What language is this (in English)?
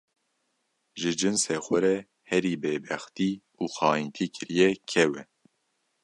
Kurdish